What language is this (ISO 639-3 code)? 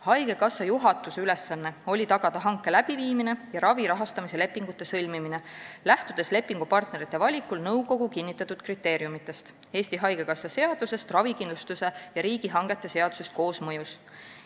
est